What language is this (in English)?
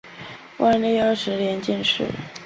Chinese